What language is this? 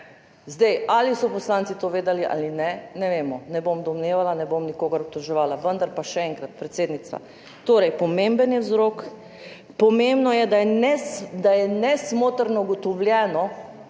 Slovenian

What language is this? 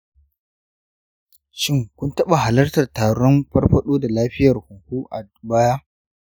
Hausa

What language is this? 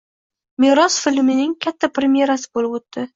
Uzbek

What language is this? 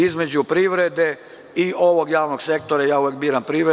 Serbian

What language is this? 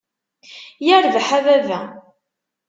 Kabyle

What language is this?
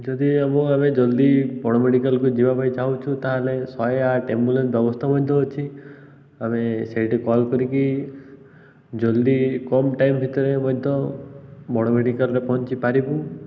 Odia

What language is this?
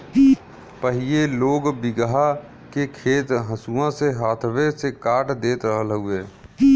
Bhojpuri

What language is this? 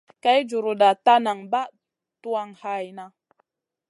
Masana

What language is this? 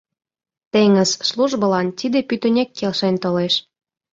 Mari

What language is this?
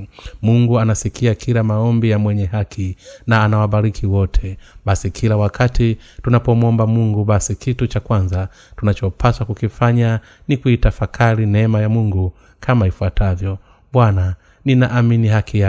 Swahili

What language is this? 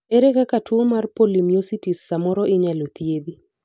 Luo (Kenya and Tanzania)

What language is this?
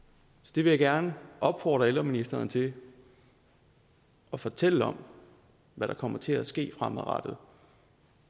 Danish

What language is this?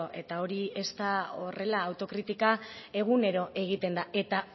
Basque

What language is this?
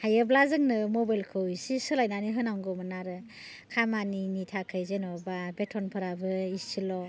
Bodo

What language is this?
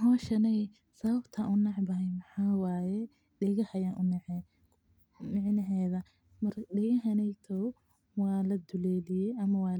Somali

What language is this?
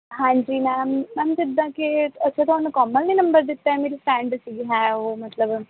Punjabi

